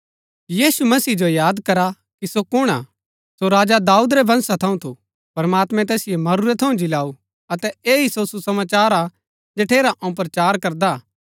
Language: Gaddi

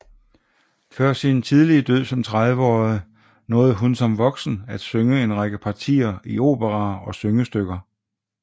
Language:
Danish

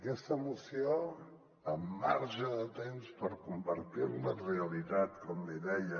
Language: Catalan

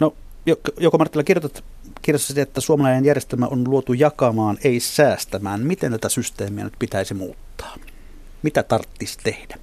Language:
Finnish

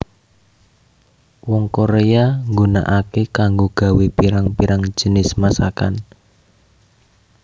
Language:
Javanese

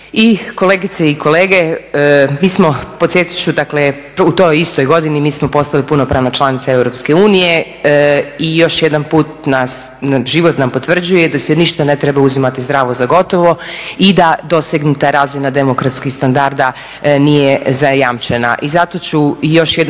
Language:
Croatian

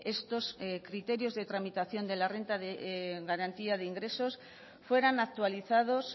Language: Spanish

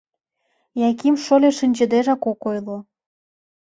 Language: Mari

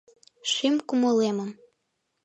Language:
Mari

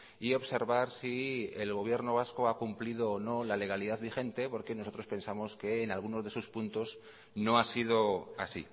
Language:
Spanish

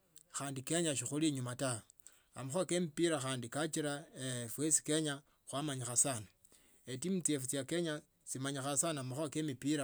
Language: Tsotso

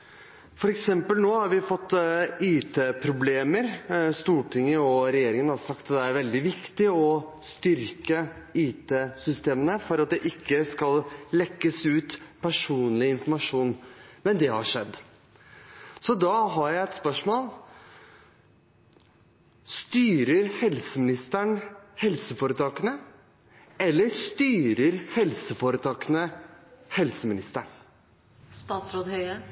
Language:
Norwegian Bokmål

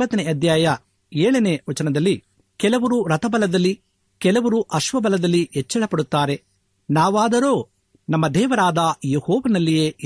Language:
Kannada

